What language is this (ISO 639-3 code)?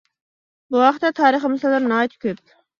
uig